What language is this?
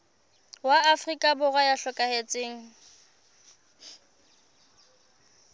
Southern Sotho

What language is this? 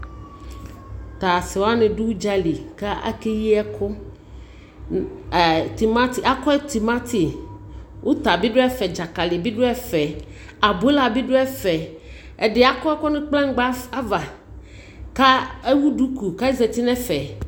Ikposo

